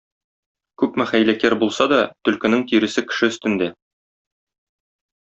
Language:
Tatar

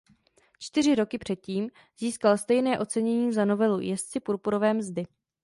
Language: Czech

